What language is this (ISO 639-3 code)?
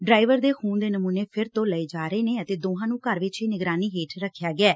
pan